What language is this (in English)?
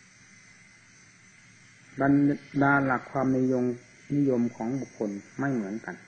Thai